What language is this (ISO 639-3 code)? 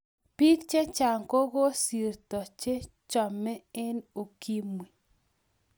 kln